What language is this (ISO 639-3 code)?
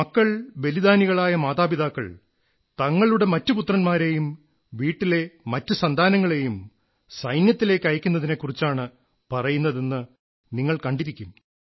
mal